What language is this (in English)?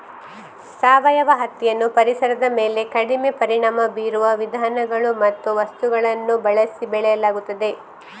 Kannada